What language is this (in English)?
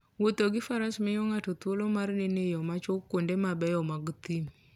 Luo (Kenya and Tanzania)